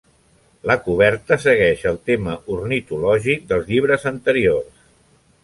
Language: Catalan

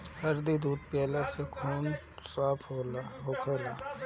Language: Bhojpuri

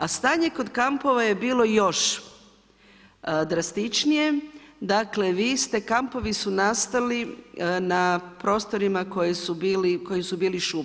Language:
Croatian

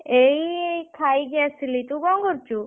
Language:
Odia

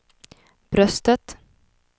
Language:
Swedish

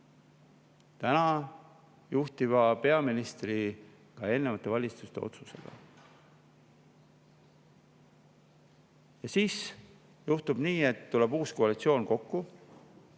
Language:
Estonian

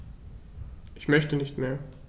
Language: German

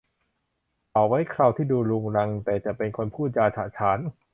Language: Thai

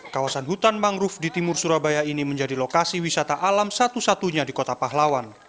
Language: Indonesian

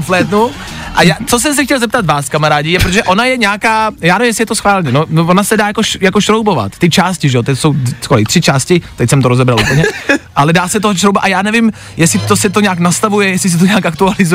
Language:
Czech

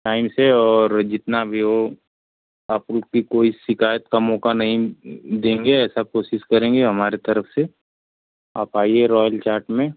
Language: Hindi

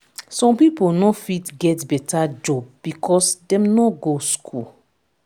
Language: Nigerian Pidgin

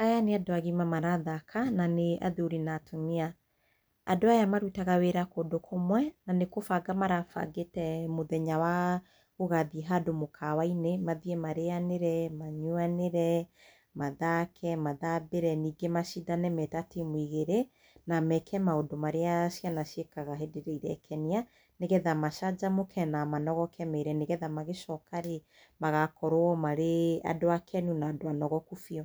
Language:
Kikuyu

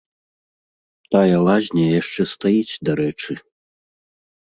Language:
Belarusian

